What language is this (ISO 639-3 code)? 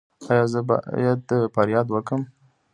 pus